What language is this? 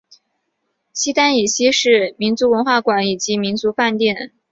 Chinese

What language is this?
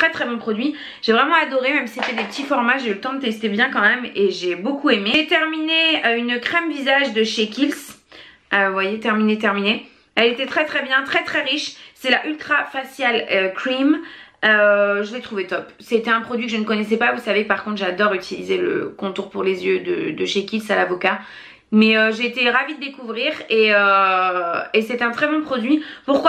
French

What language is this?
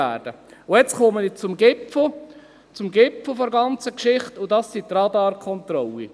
Swiss German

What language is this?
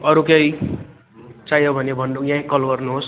Nepali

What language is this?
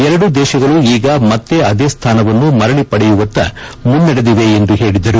Kannada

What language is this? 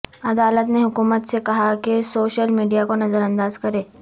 Urdu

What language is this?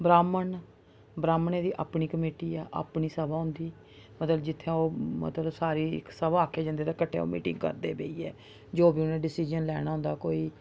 Dogri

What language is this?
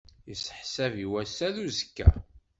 Kabyle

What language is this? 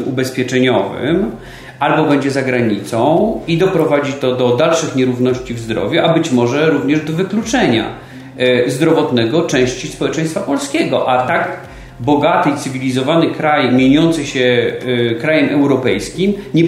Polish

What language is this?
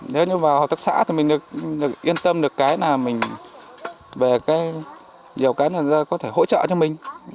Vietnamese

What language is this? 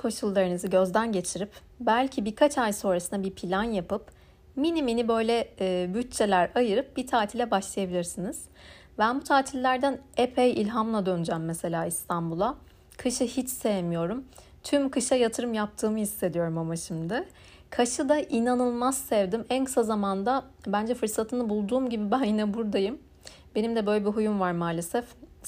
Turkish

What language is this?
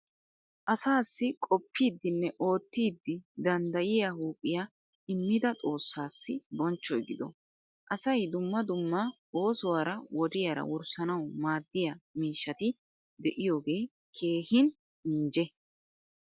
Wolaytta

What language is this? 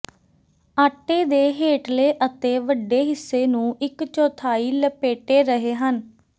Punjabi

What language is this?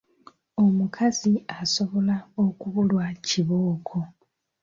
Ganda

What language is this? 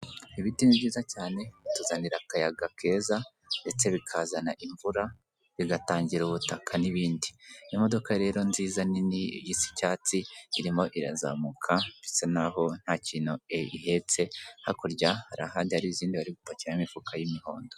Kinyarwanda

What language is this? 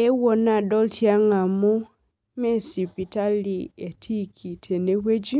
Masai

